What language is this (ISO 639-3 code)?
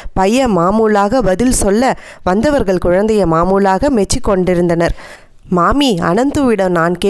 ron